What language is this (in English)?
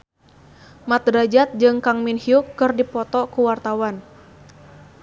Sundanese